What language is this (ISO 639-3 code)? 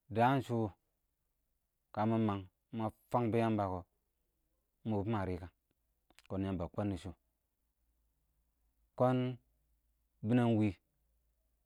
awo